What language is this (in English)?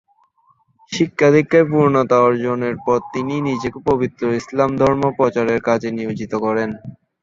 Bangla